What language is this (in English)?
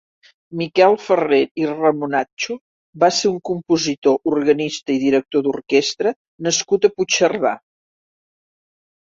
Catalan